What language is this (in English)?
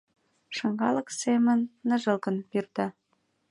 Mari